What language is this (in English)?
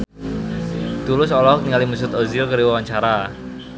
Sundanese